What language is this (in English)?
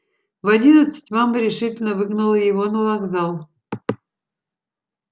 Russian